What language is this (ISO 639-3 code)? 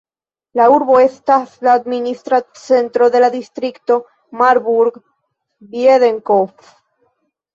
epo